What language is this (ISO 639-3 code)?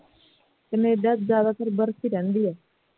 pan